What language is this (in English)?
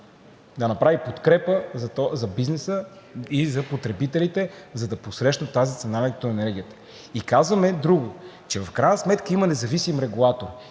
Bulgarian